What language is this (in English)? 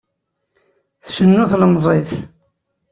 Kabyle